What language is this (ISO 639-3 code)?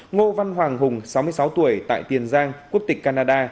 vie